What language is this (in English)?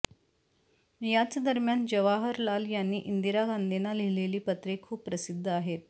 Marathi